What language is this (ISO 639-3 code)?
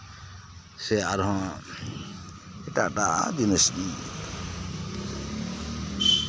sat